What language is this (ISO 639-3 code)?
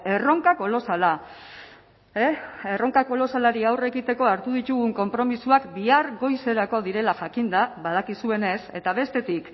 eus